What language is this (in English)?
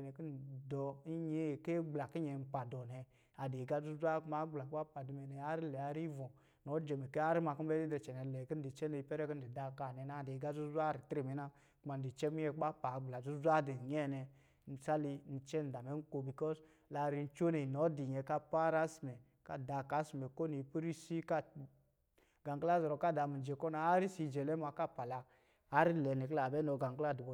Lijili